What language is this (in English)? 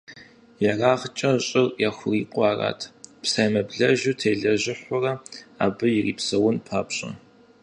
Kabardian